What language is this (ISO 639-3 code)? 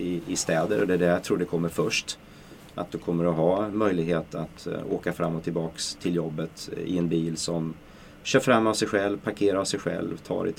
swe